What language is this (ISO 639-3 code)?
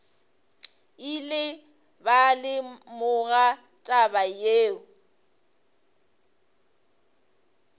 nso